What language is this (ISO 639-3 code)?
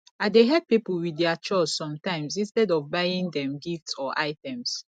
pcm